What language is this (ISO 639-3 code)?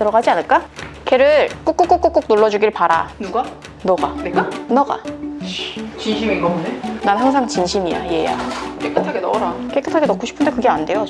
kor